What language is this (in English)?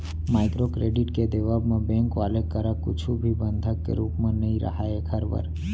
Chhattisgarhi